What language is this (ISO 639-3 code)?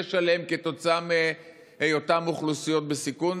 heb